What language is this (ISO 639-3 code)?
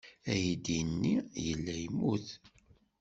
kab